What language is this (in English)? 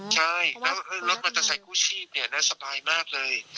Thai